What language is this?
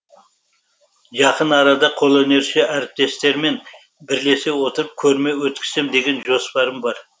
Kazakh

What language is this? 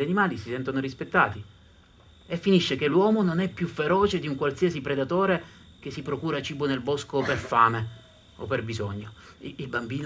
Italian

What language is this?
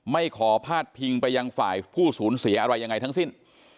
Thai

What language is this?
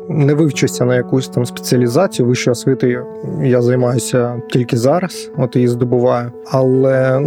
Ukrainian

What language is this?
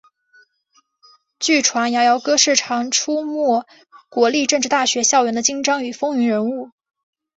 Chinese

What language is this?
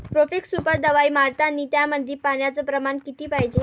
Marathi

